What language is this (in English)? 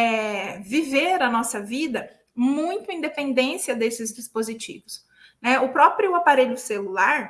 Portuguese